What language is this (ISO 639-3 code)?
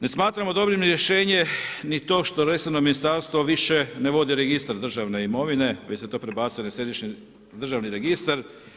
hrv